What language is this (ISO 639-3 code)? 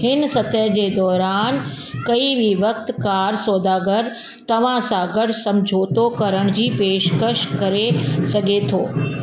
snd